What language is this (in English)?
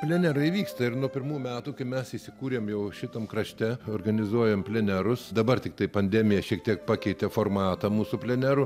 Lithuanian